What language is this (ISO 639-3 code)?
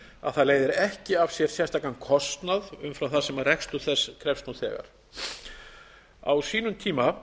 isl